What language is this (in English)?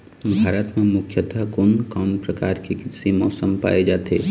Chhattisgarhi